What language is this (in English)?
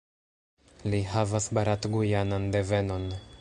Esperanto